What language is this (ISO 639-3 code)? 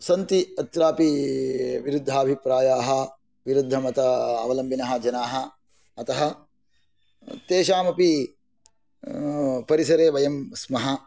san